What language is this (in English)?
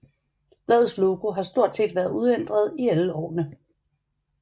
Danish